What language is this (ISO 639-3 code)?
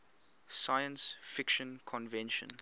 eng